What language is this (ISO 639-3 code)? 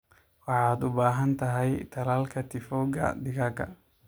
som